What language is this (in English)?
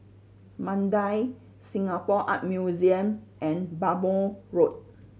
English